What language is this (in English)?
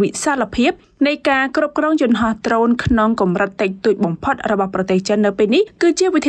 Vietnamese